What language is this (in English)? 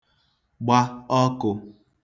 Igbo